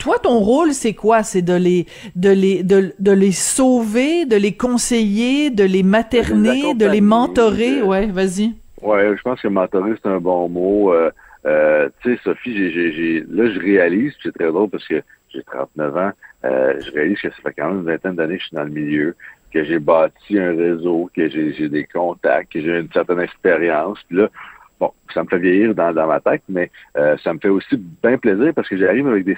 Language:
French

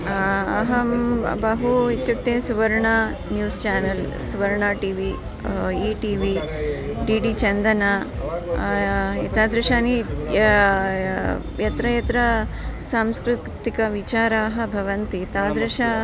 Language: Sanskrit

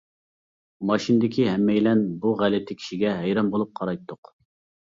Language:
Uyghur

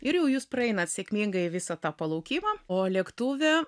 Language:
Lithuanian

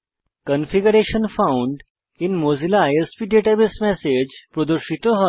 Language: Bangla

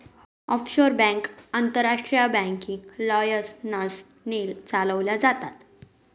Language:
Marathi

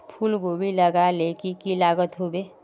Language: Magahi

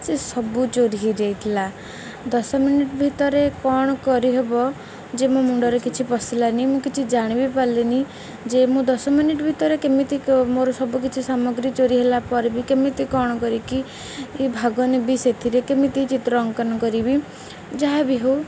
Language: Odia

